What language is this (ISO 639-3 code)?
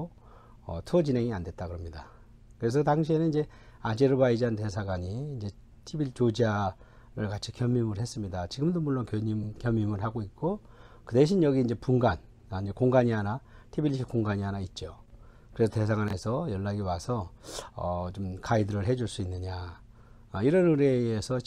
kor